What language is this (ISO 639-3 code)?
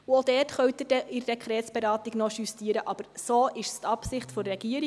gsw